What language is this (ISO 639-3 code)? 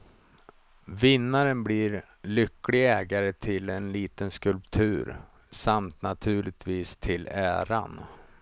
swe